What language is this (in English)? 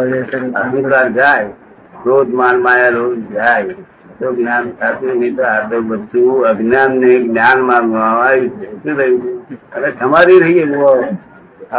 Gujarati